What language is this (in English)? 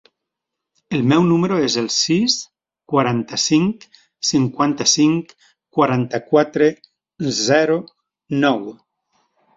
Catalan